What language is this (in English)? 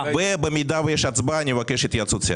Hebrew